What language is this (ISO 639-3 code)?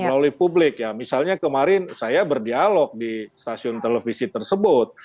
ind